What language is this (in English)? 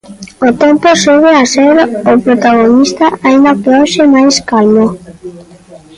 Galician